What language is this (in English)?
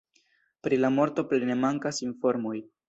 Esperanto